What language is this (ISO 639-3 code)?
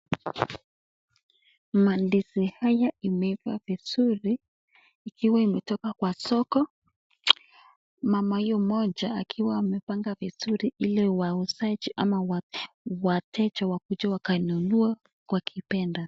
swa